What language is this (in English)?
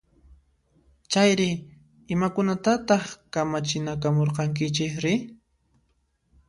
Puno Quechua